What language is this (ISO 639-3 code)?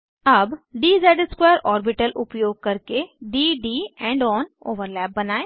hin